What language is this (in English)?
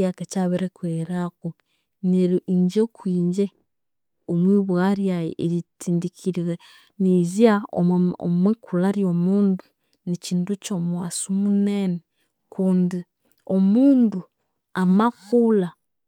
Konzo